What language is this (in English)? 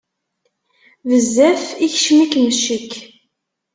Kabyle